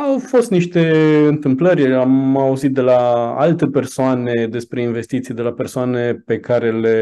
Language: Romanian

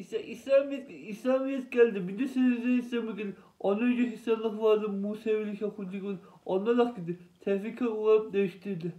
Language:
Turkish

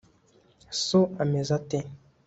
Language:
Kinyarwanda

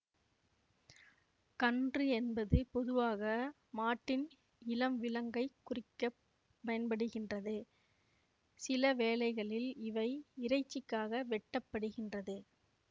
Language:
Tamil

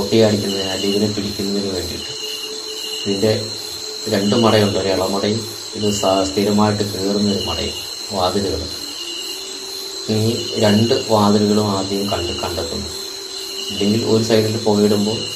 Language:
Malayalam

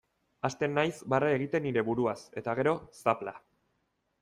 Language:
Basque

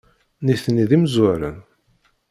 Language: Kabyle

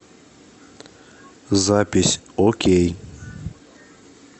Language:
Russian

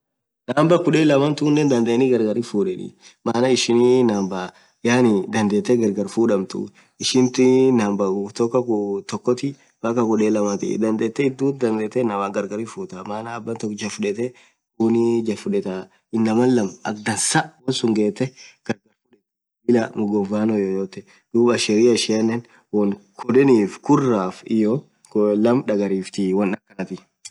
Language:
Orma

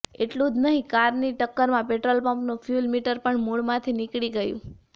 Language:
Gujarati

